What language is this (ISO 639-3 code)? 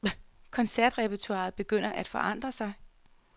dan